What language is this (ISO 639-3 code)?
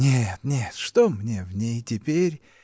rus